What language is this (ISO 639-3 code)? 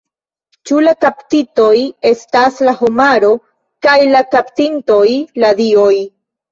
epo